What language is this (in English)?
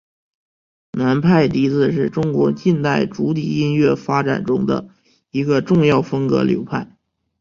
Chinese